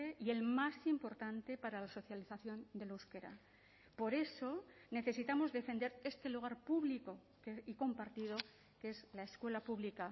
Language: Spanish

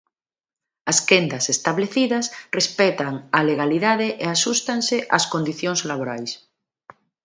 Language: Galician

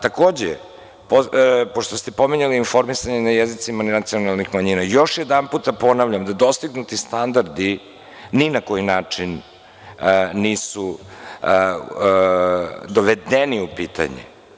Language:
Serbian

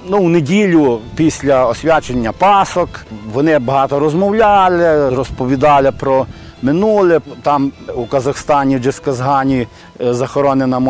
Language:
Ukrainian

